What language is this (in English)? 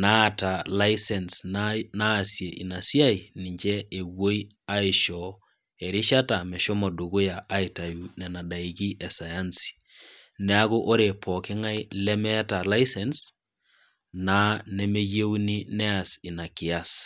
Masai